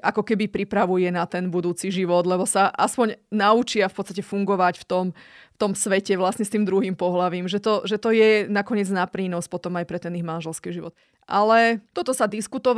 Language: Slovak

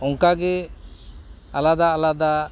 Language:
Santali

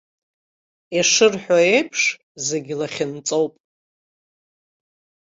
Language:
Abkhazian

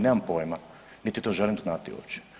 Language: Croatian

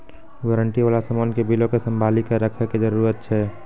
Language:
Maithili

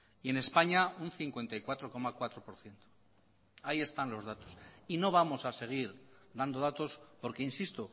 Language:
Spanish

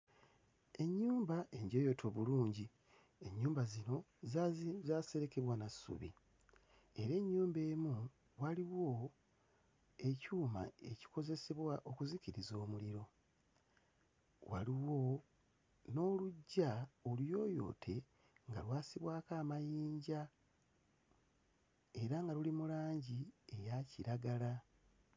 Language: Ganda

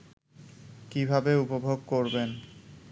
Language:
Bangla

